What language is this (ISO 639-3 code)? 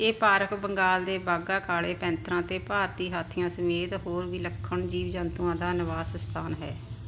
pan